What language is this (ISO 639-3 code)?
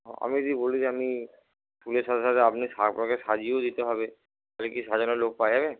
ben